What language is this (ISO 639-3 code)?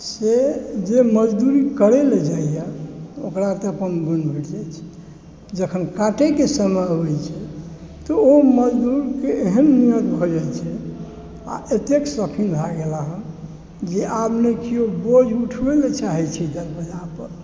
mai